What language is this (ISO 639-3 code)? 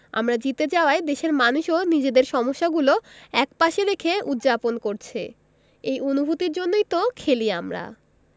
ben